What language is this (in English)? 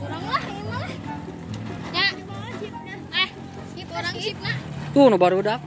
Indonesian